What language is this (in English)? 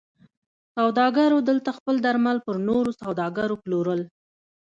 Pashto